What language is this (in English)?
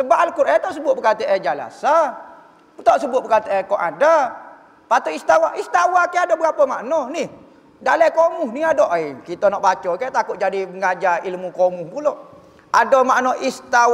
Malay